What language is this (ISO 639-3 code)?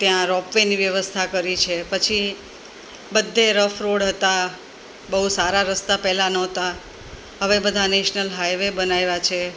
guj